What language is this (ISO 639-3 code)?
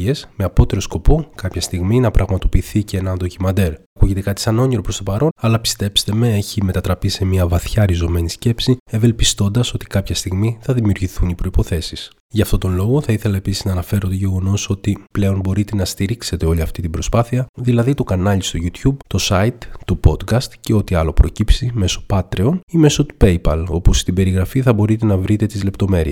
ell